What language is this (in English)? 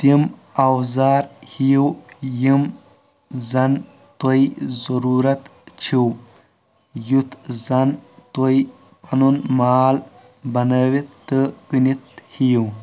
Kashmiri